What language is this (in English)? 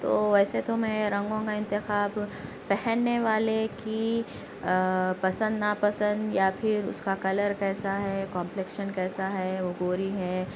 Urdu